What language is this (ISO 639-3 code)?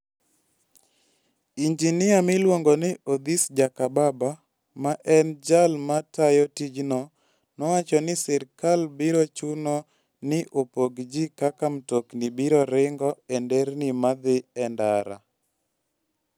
luo